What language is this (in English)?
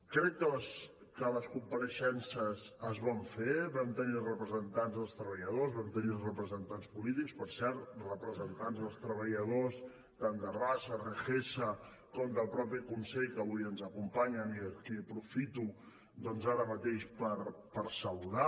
Catalan